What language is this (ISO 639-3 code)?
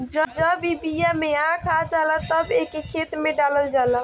bho